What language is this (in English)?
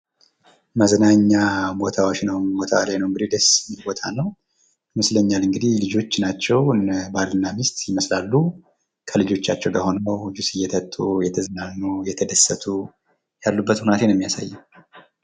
Amharic